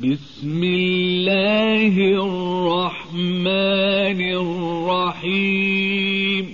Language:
Arabic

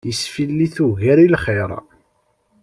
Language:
Kabyle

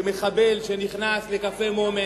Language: Hebrew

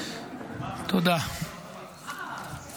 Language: Hebrew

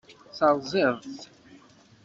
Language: Kabyle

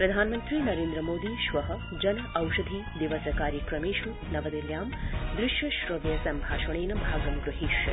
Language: Sanskrit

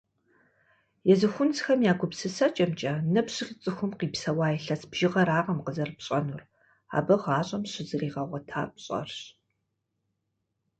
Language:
Kabardian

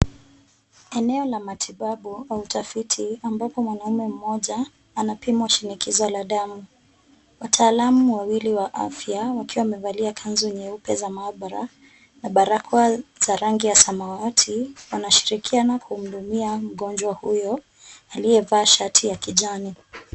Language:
Swahili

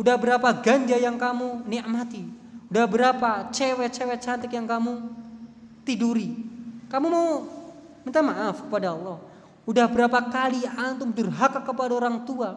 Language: Indonesian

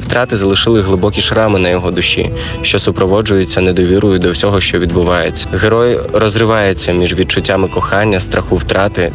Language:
Ukrainian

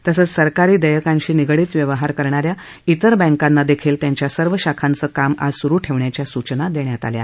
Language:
Marathi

